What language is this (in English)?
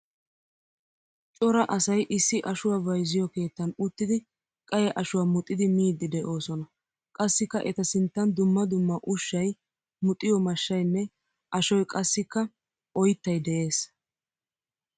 Wolaytta